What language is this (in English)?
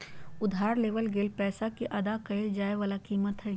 Magahi